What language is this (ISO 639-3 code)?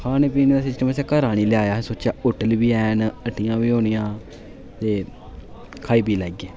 doi